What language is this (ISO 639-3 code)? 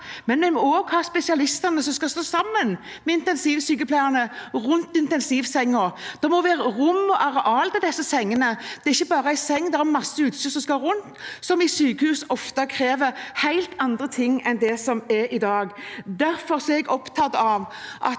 nor